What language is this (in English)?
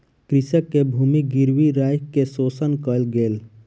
Maithili